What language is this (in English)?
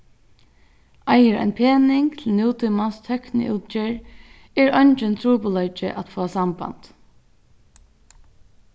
Faroese